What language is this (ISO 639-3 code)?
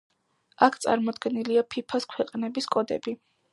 kat